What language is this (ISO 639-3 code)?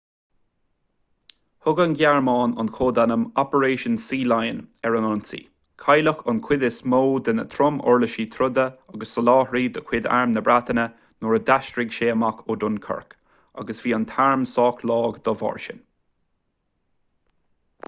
gle